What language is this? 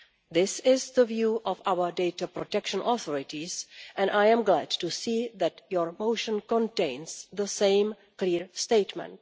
English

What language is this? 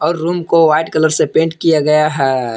Hindi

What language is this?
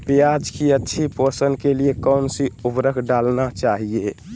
Magahi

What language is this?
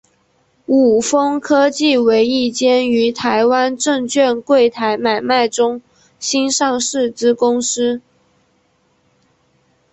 Chinese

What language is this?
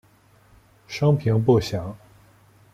Chinese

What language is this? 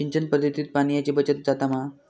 Marathi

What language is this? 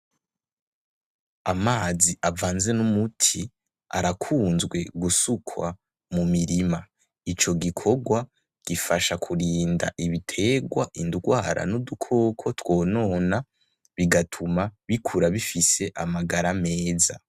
Rundi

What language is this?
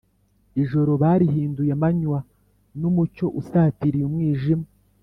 Kinyarwanda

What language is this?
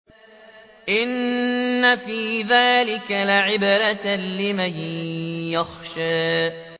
Arabic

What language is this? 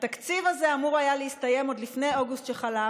Hebrew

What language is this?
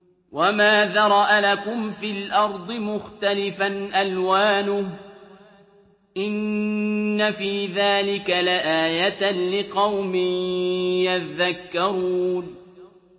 Arabic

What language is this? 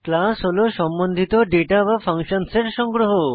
Bangla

